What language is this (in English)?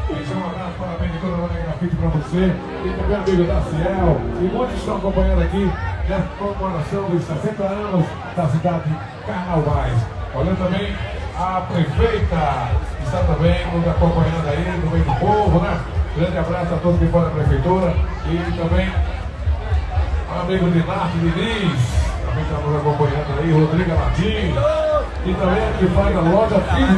Portuguese